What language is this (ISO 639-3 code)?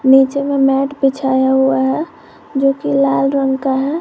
hin